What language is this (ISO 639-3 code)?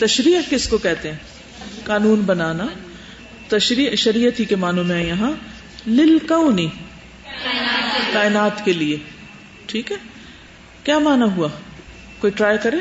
urd